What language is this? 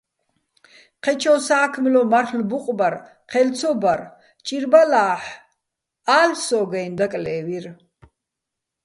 Bats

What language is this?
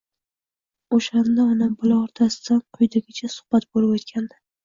Uzbek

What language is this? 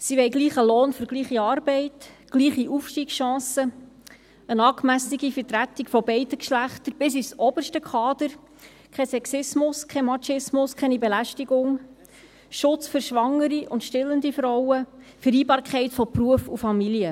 Swiss German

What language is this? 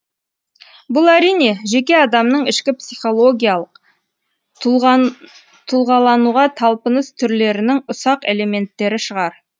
Kazakh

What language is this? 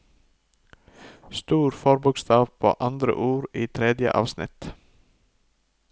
Norwegian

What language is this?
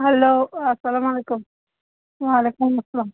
Kashmiri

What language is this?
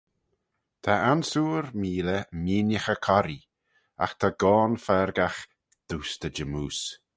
Manx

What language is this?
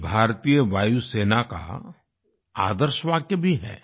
Hindi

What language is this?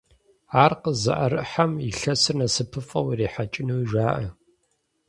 Kabardian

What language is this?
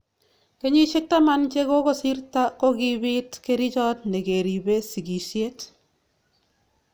Kalenjin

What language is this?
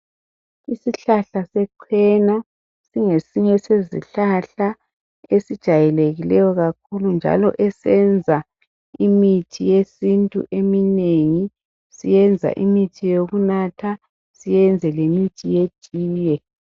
North Ndebele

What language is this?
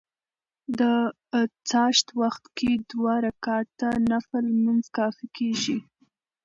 Pashto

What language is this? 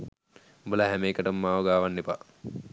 Sinhala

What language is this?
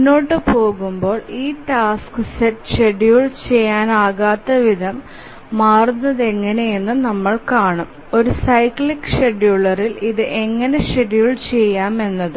Malayalam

